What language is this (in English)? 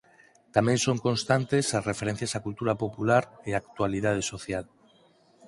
Galician